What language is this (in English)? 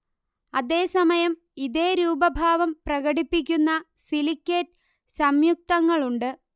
Malayalam